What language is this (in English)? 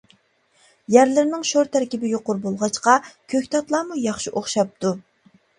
Uyghur